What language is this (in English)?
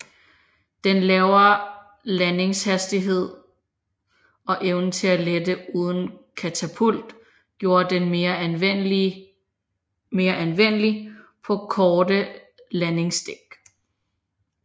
Danish